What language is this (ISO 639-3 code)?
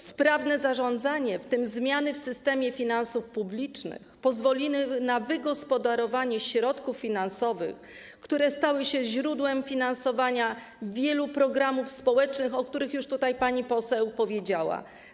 pol